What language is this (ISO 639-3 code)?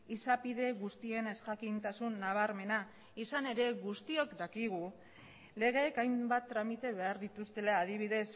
eus